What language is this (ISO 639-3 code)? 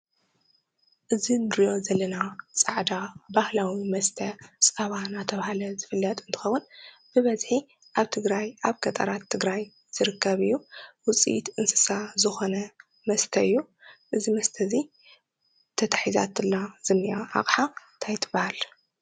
tir